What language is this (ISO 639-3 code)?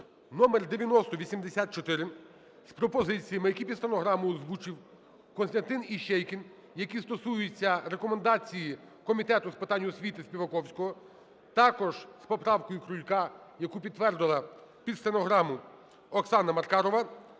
ukr